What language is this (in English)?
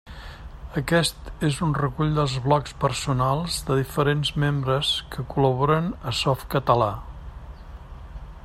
Catalan